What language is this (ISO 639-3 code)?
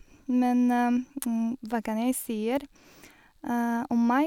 nor